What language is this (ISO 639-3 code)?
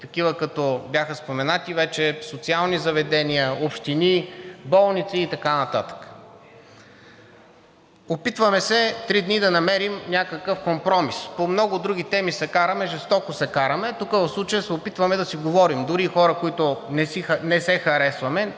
bul